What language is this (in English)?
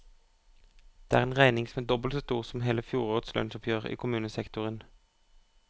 Norwegian